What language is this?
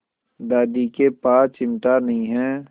Hindi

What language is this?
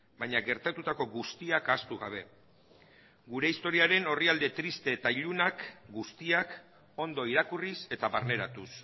Basque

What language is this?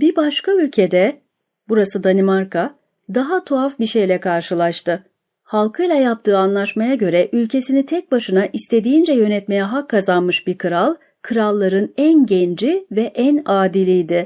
Turkish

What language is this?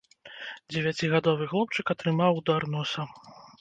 Belarusian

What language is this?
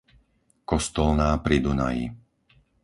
Slovak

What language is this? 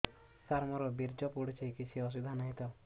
Odia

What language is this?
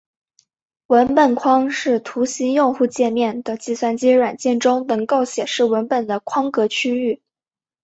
Chinese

